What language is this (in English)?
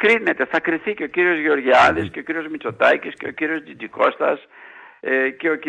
Greek